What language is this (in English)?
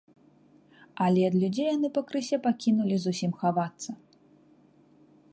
Belarusian